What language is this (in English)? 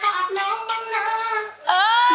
Thai